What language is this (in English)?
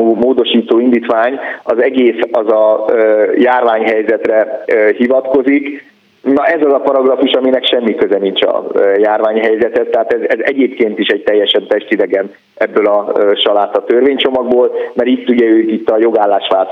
Hungarian